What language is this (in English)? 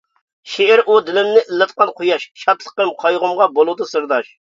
Uyghur